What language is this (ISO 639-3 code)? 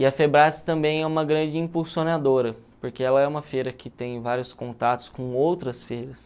por